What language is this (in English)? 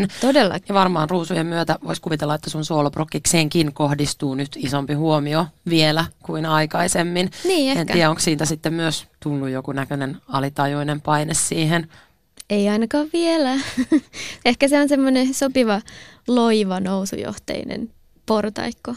Finnish